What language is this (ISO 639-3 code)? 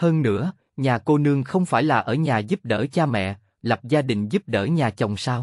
vie